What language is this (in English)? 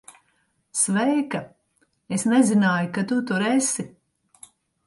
Latvian